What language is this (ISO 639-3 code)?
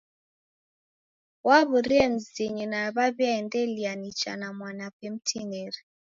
dav